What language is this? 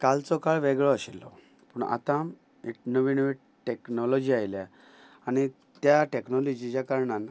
Konkani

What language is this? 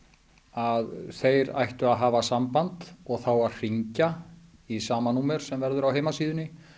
Icelandic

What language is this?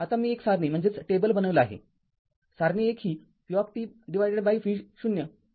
Marathi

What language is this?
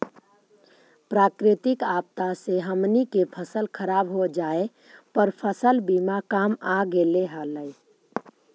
Magahi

